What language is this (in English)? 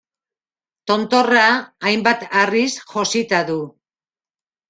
Basque